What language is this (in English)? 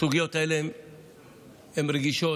Hebrew